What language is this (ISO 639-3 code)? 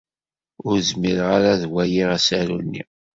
kab